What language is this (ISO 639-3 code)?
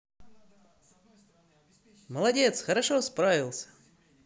rus